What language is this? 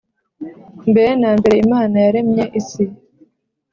Kinyarwanda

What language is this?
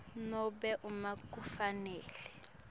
Swati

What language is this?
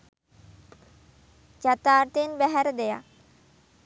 Sinhala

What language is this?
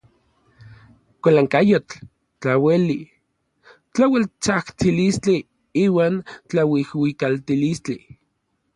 Orizaba Nahuatl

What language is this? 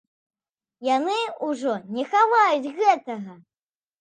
Belarusian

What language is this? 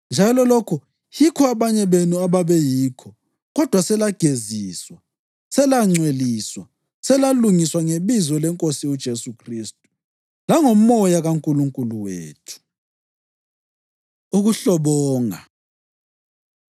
North Ndebele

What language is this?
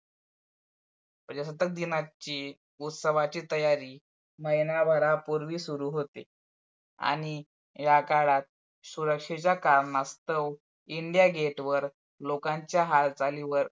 Marathi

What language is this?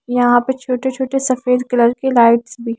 Hindi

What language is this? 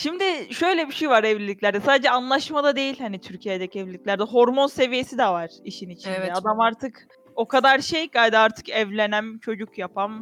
Turkish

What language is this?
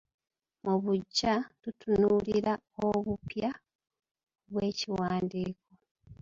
Ganda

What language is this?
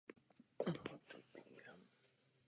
Czech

